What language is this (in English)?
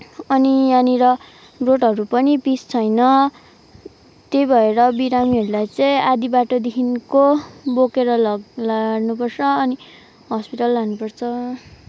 Nepali